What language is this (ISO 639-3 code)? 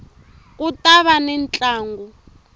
tso